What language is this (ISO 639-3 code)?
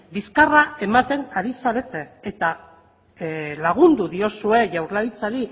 eus